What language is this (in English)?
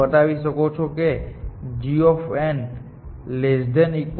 Gujarati